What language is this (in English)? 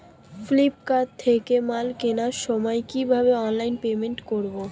Bangla